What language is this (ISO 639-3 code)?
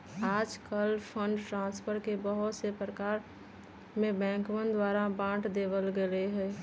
mag